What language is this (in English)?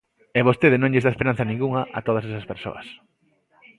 Galician